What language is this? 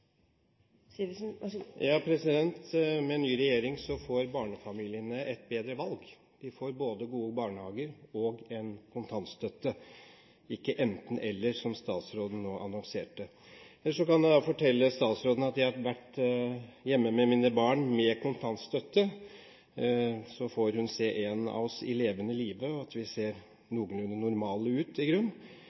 Norwegian Bokmål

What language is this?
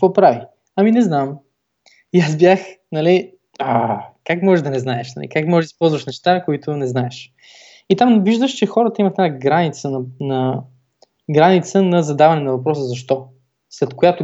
Bulgarian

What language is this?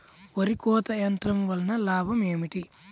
Telugu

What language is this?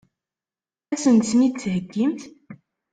Kabyle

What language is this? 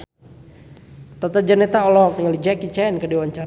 Sundanese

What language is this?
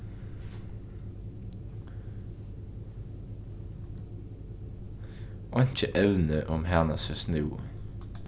Faroese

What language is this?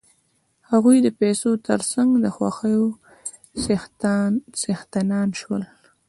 Pashto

